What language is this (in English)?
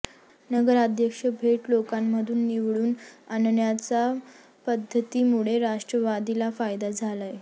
Marathi